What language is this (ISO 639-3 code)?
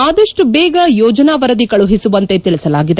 kan